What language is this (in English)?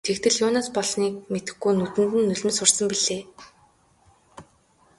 Mongolian